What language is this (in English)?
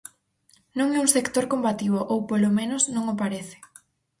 Galician